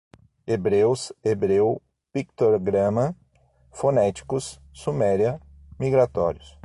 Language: Portuguese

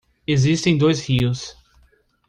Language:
Portuguese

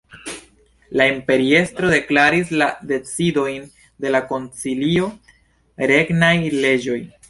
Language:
Esperanto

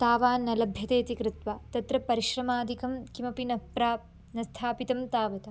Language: Sanskrit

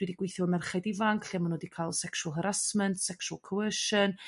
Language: Welsh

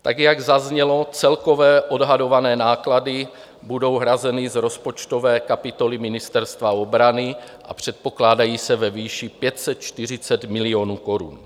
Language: Czech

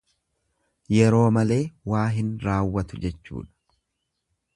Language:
Oromo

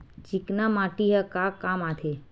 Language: Chhattisgarhi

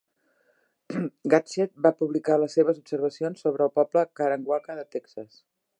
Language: Catalan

